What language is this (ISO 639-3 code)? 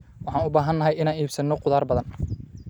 som